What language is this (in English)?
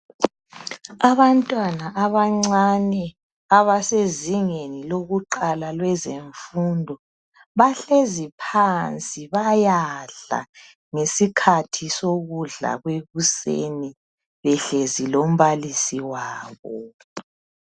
North Ndebele